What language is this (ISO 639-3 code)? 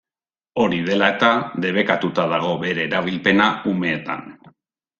eus